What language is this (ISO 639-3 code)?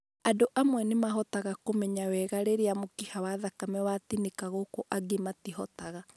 kik